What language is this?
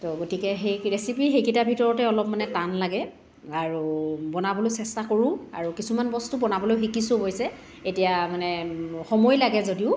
Assamese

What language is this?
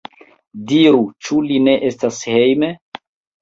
Esperanto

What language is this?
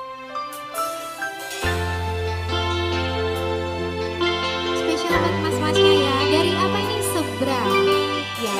Indonesian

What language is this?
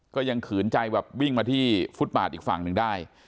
Thai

